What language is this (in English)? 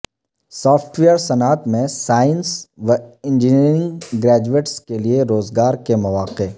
Urdu